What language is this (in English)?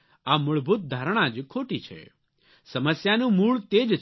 Gujarati